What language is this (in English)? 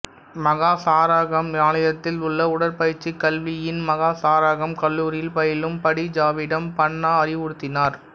Tamil